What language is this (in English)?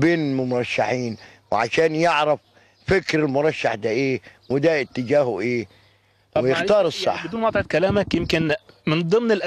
Arabic